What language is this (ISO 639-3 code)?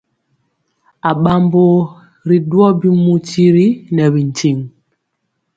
mcx